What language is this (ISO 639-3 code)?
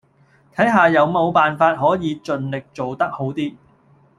yue